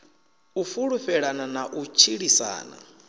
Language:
Venda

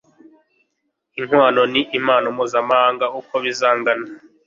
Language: Kinyarwanda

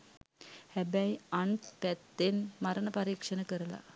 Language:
Sinhala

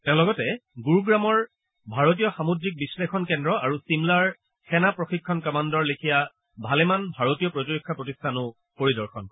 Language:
Assamese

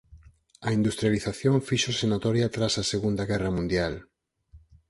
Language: Galician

